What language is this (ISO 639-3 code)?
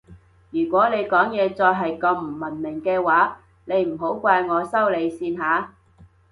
yue